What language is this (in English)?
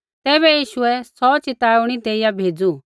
Kullu Pahari